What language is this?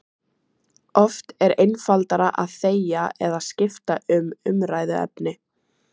Icelandic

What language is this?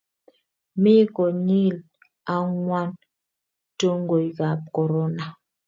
Kalenjin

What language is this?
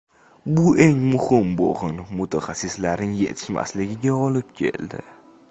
Uzbek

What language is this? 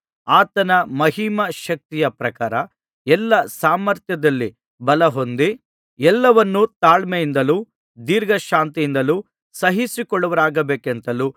Kannada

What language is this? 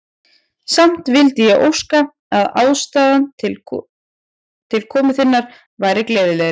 Icelandic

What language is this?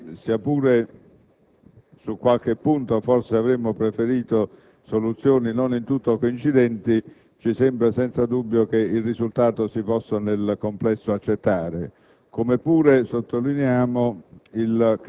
Italian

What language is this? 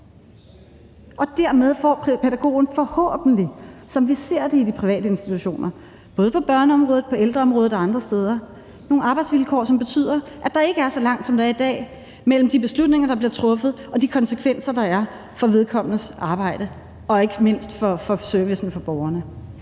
Danish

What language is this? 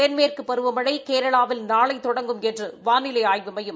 Tamil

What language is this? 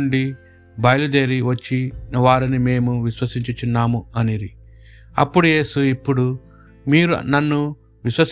Telugu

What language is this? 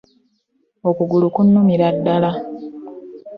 Ganda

